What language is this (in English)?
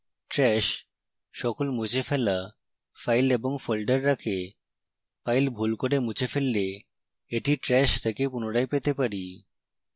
Bangla